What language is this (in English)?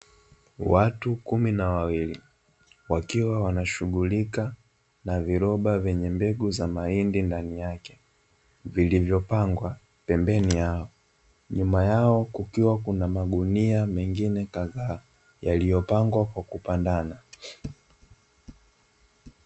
Swahili